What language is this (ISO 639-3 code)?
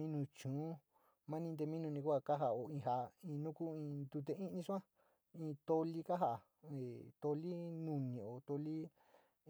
xti